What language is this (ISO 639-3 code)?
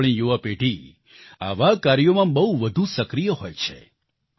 guj